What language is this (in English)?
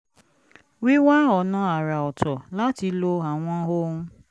Yoruba